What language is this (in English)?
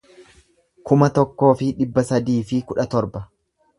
Oromo